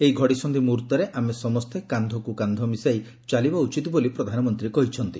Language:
Odia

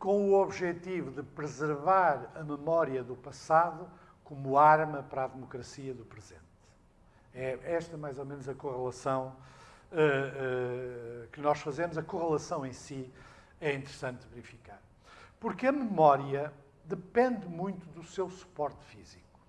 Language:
Portuguese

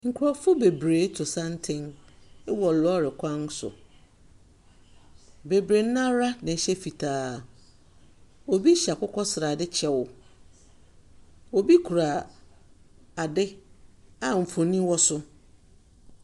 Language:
Akan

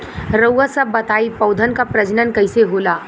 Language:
Bhojpuri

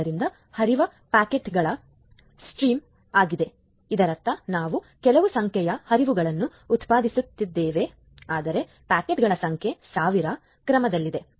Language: Kannada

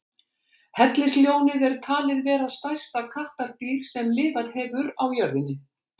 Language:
Icelandic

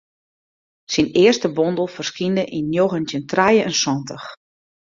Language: Western Frisian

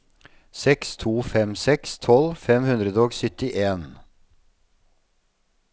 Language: Norwegian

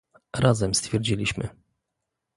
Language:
Polish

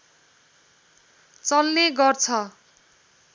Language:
Nepali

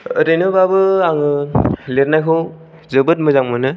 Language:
Bodo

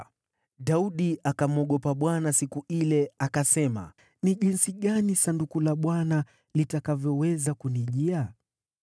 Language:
Swahili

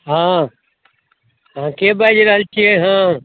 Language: Maithili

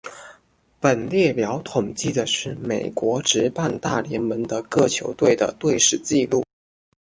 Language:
Chinese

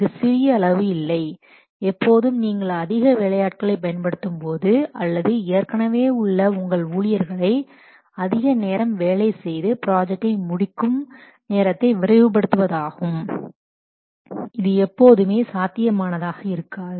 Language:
Tamil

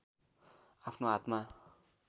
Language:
Nepali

